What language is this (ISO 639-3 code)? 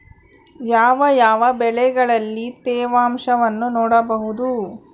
kan